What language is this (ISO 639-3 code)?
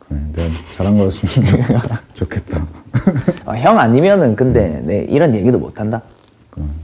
kor